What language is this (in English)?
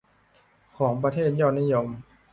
Thai